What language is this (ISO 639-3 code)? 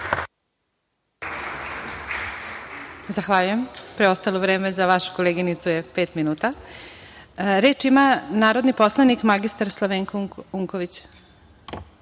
srp